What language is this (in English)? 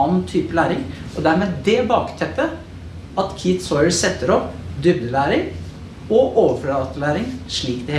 Norwegian